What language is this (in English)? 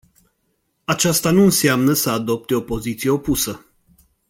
Romanian